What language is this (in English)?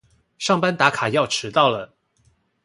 Chinese